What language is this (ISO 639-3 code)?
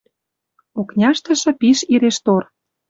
mrj